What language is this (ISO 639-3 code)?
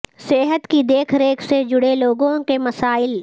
urd